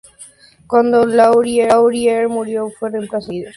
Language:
Spanish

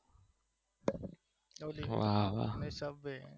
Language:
Gujarati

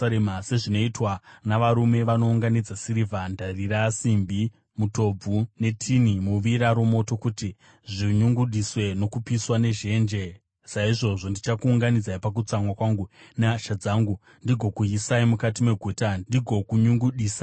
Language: Shona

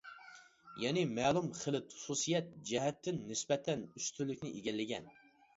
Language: Uyghur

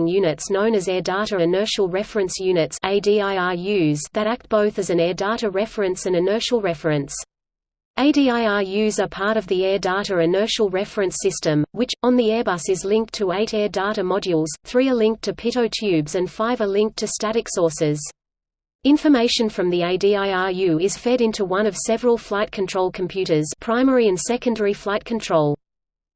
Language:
English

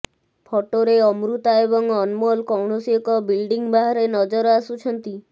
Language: Odia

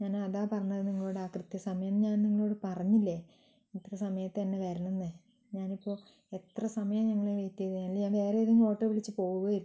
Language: Malayalam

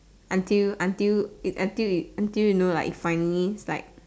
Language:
English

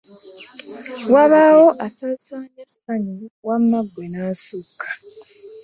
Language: Ganda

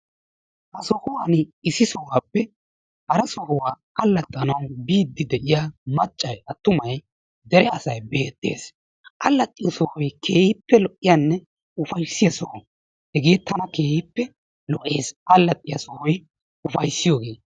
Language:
Wolaytta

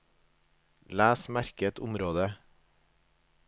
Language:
Norwegian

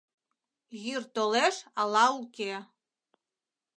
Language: Mari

